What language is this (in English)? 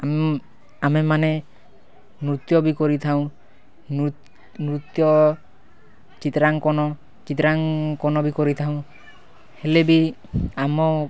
Odia